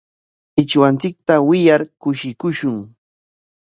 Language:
Corongo Ancash Quechua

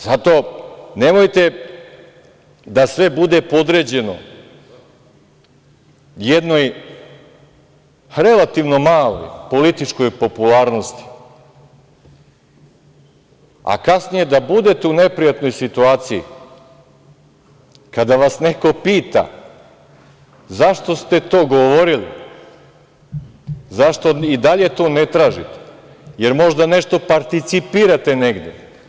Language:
Serbian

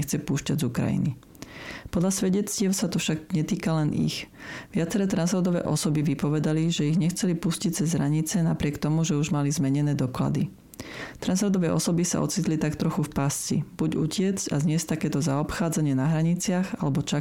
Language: Slovak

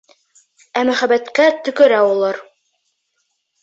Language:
Bashkir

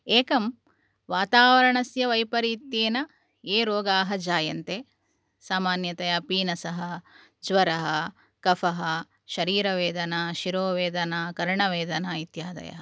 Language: Sanskrit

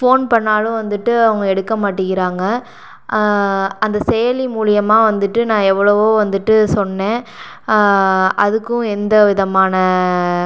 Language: Tamil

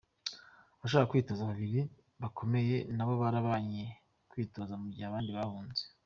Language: Kinyarwanda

